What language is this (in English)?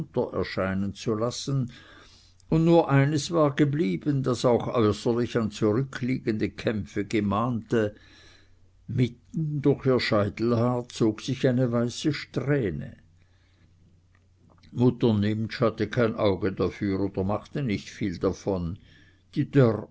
German